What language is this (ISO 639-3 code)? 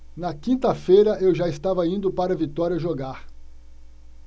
por